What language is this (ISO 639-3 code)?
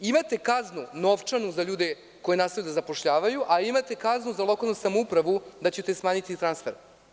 srp